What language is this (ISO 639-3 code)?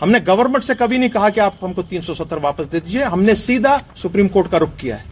urd